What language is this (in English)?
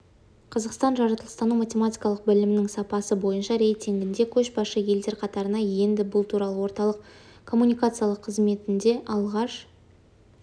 Kazakh